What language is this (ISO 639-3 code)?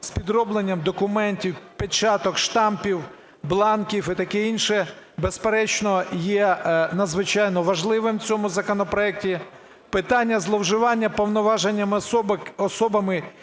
ukr